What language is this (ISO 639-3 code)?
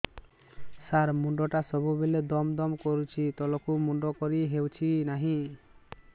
ori